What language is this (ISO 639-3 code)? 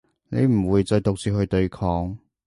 yue